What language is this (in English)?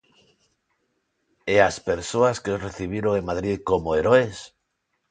Galician